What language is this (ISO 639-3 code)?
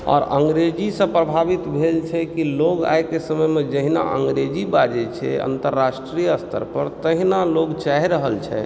mai